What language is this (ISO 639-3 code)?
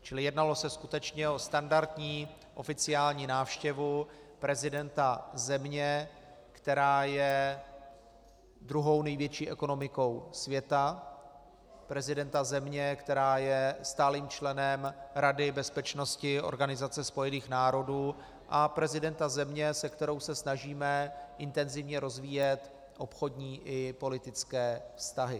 ces